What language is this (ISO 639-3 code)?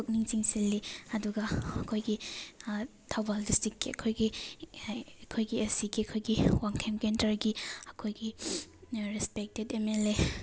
mni